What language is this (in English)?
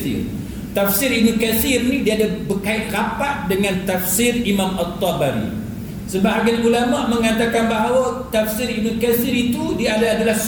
Malay